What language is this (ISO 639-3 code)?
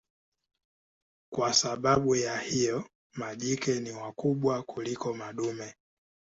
swa